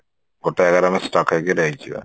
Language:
Odia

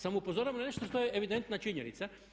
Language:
Croatian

